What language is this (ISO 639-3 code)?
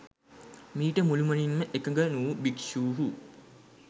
sin